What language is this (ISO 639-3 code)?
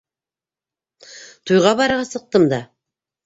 bak